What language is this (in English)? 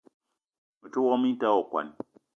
Eton (Cameroon)